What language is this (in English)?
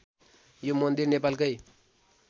Nepali